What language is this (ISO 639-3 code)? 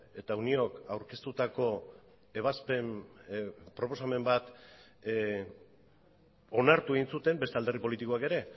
eus